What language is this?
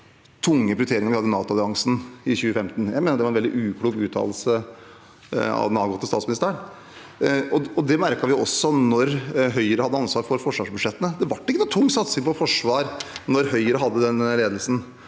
Norwegian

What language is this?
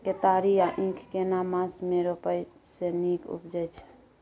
Maithili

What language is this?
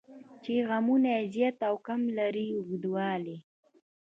Pashto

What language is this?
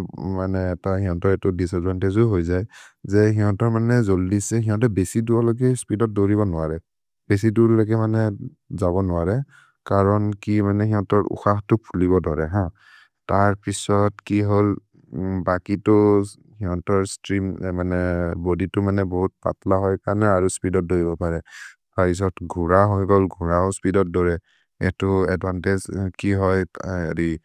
Maria (India)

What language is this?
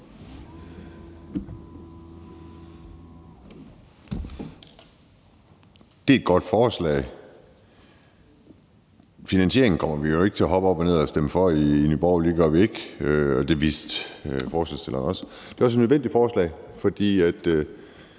Danish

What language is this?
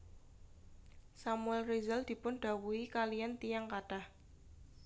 Javanese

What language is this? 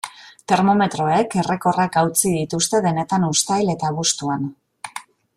Basque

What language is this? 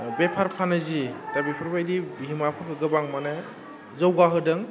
Bodo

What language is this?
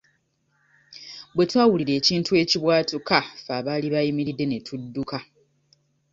Ganda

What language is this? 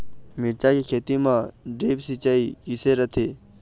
Chhattisgarhi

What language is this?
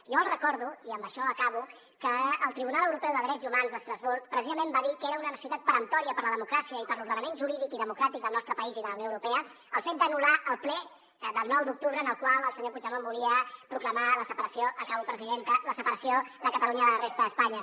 Catalan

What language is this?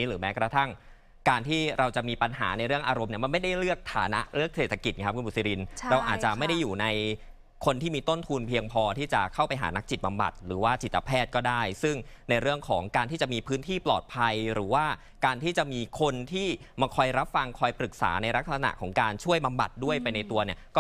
Thai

